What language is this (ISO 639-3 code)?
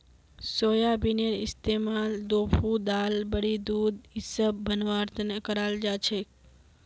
mag